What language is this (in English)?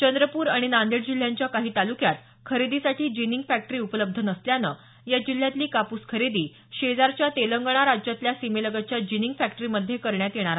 Marathi